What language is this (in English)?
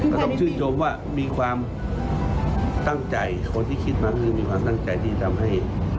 Thai